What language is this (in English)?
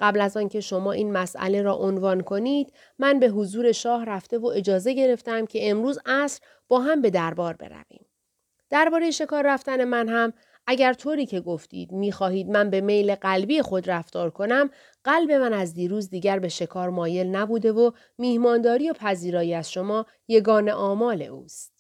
Persian